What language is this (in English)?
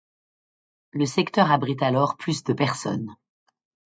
French